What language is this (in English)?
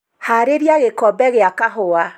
Kikuyu